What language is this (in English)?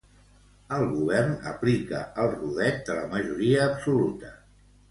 Catalan